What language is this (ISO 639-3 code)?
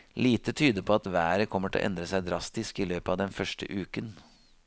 nor